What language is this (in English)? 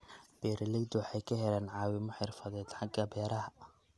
Somali